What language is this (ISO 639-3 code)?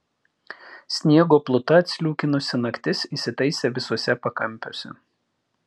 lit